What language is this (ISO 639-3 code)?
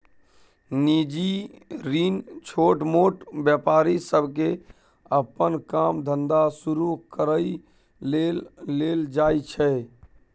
mai